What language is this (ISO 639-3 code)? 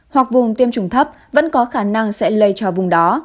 vie